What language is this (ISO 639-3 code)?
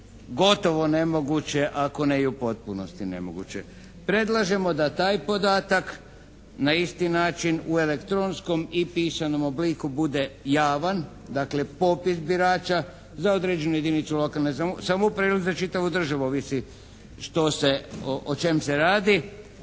hrv